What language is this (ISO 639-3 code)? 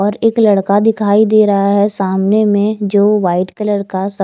hin